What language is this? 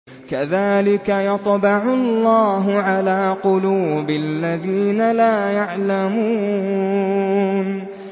Arabic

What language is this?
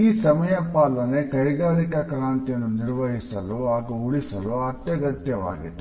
Kannada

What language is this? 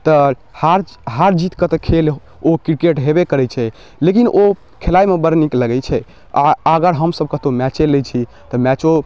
Maithili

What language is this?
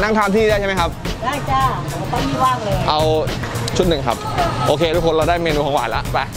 Thai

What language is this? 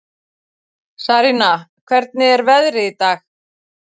Icelandic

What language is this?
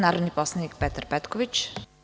Serbian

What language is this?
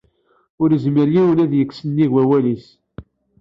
Kabyle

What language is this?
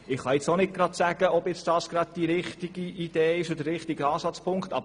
Swiss German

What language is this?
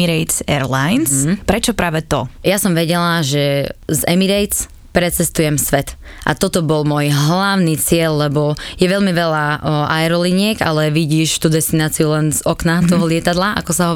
Slovak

